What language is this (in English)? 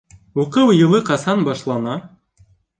Bashkir